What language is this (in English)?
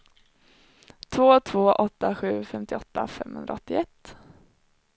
Swedish